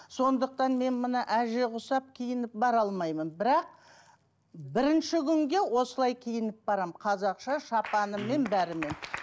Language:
Kazakh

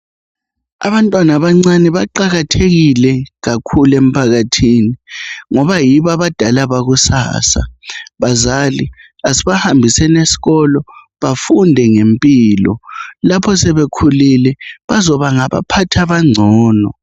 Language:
North Ndebele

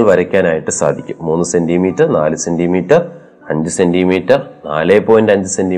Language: Malayalam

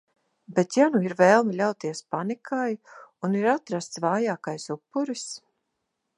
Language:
Latvian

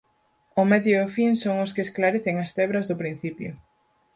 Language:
Galician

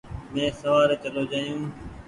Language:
Goaria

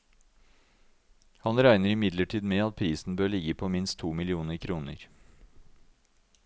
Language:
Norwegian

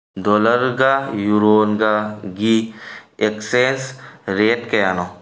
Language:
Manipuri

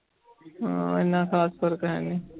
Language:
Punjabi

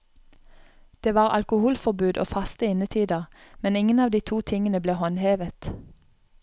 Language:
Norwegian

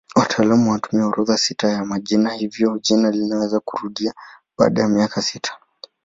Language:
Swahili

